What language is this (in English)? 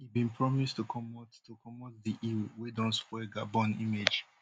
Nigerian Pidgin